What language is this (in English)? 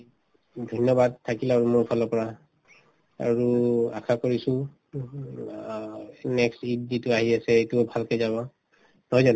Assamese